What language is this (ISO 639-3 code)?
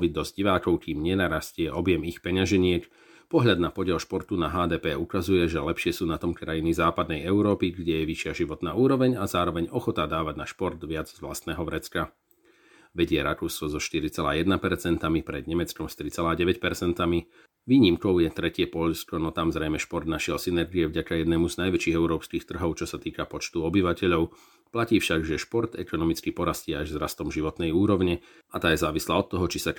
slk